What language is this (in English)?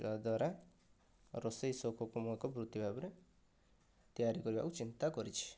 Odia